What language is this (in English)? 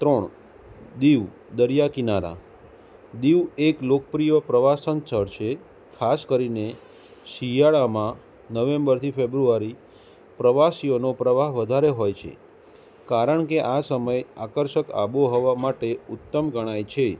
Gujarati